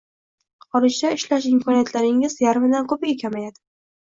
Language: Uzbek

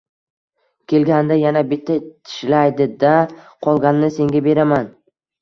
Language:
Uzbek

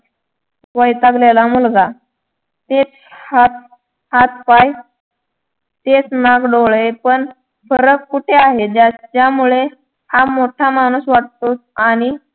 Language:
Marathi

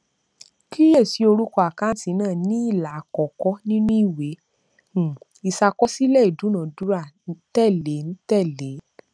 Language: Yoruba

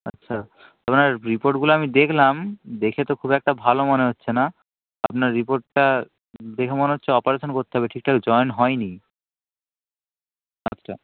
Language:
Bangla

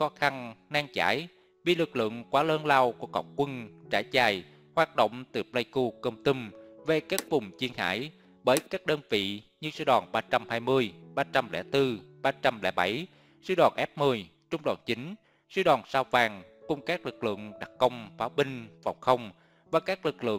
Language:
Vietnamese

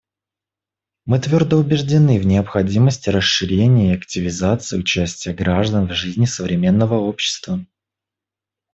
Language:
Russian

